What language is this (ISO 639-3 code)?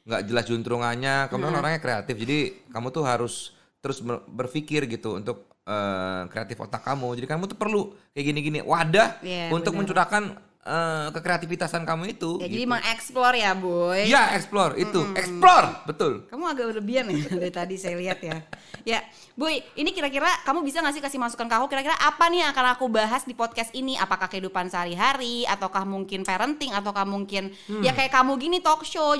ind